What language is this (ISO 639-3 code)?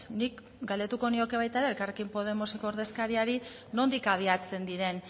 eus